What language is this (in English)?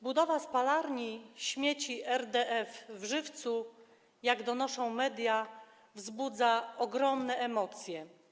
Polish